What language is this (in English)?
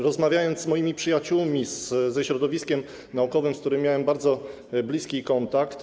Polish